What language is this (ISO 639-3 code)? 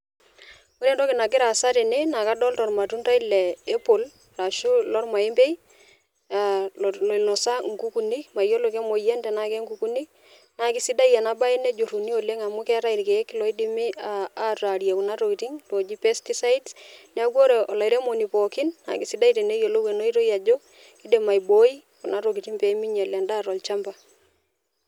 mas